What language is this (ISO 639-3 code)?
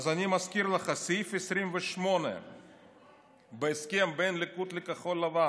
heb